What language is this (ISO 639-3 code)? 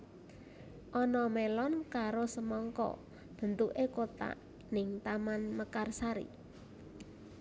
jav